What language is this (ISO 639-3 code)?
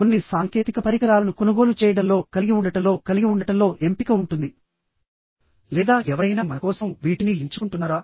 tel